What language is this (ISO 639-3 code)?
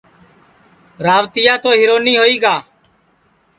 ssi